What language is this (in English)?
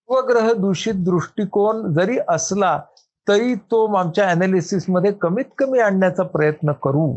Marathi